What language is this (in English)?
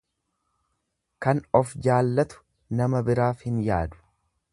Oromo